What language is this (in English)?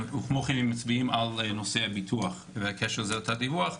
Hebrew